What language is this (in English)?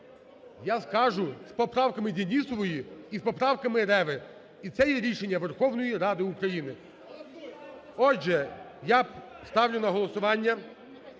Ukrainian